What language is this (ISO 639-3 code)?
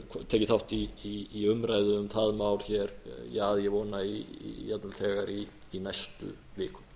isl